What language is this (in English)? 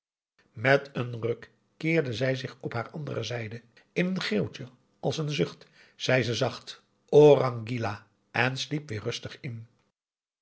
Dutch